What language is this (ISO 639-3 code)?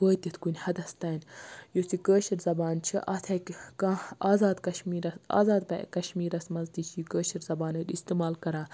kas